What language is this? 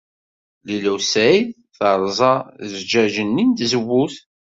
Kabyle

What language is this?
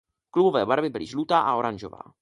Czech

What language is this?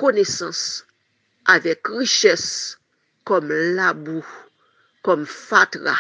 French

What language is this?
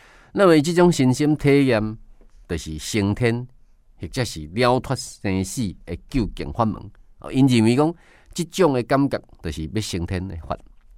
Chinese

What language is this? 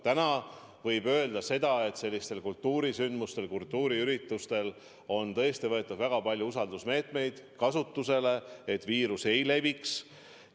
Estonian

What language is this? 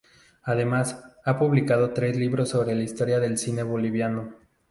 Spanish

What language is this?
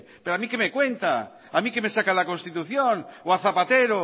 Spanish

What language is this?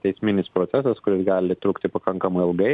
Lithuanian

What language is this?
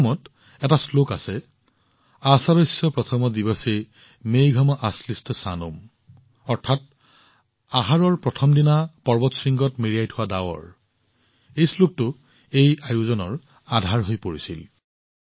Assamese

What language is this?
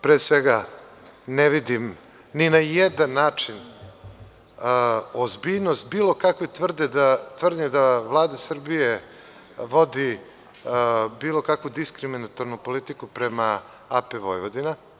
Serbian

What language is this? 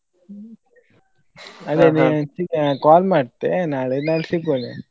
Kannada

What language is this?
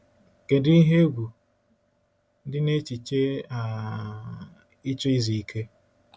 Igbo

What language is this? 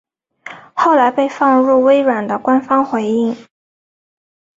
Chinese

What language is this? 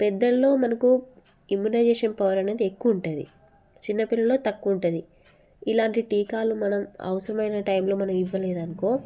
Telugu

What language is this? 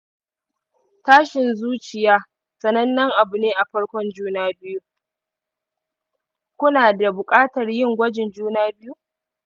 Hausa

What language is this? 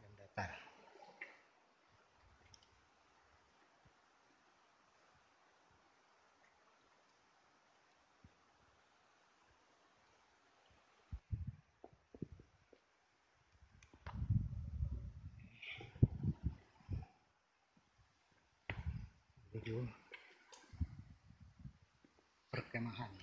Indonesian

